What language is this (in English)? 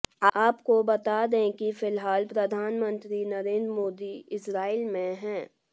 Hindi